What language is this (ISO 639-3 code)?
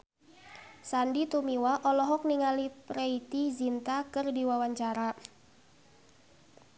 sun